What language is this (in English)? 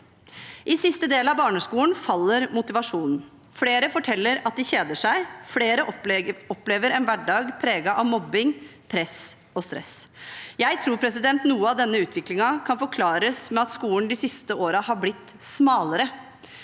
Norwegian